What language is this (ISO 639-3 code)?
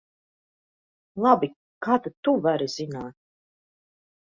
lav